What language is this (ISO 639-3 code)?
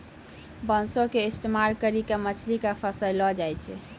mai